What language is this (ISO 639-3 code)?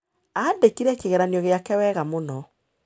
kik